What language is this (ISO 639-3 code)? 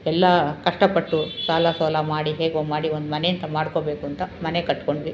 kan